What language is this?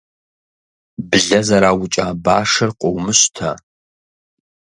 Kabardian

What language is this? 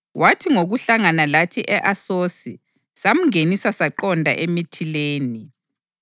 North Ndebele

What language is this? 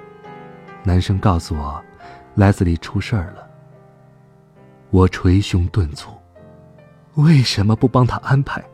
Chinese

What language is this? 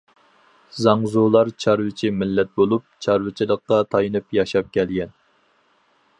Uyghur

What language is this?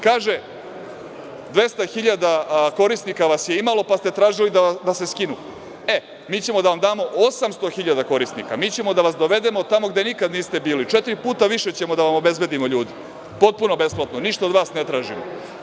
Serbian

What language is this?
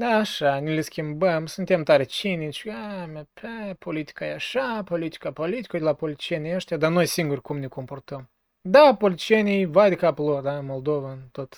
Romanian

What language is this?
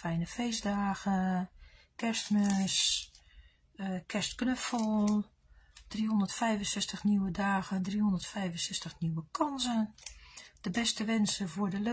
Dutch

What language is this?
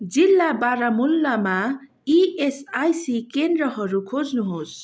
Nepali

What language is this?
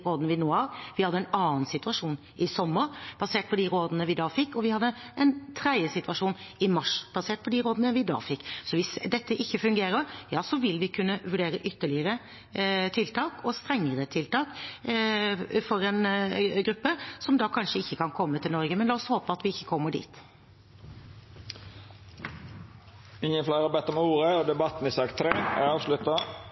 Norwegian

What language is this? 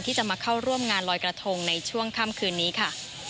Thai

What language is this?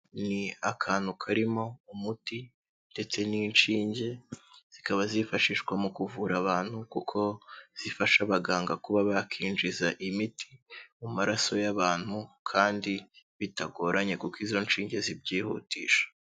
Kinyarwanda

